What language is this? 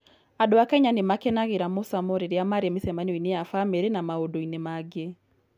Kikuyu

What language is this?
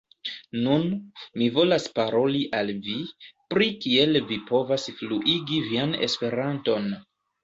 Esperanto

